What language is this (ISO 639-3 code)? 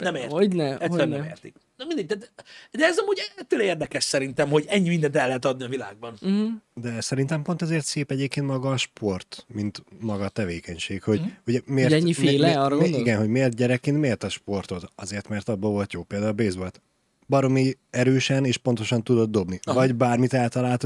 hun